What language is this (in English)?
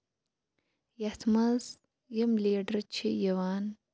Kashmiri